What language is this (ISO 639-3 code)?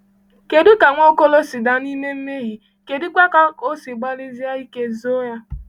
ibo